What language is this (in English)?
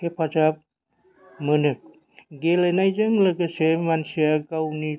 Bodo